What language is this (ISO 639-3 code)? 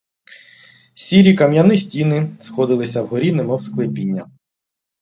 ukr